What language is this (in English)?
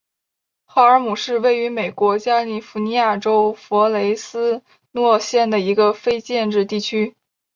Chinese